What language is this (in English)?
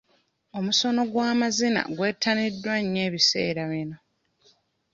Ganda